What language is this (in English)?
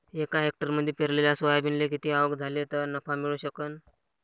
Marathi